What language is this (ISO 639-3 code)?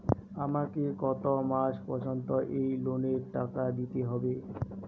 ben